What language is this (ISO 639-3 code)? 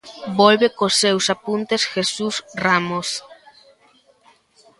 glg